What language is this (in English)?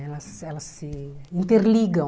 Portuguese